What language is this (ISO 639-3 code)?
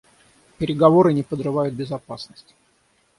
rus